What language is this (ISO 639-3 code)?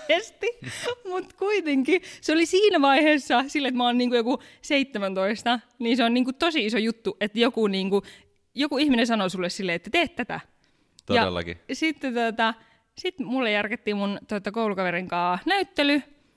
fin